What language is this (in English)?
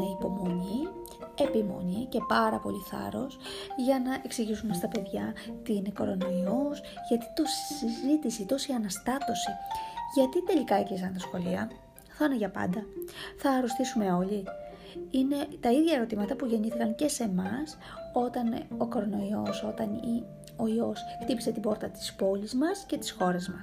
Greek